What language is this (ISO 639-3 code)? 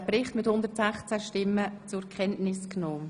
gsw